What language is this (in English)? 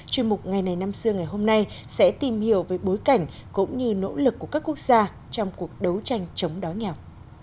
Vietnamese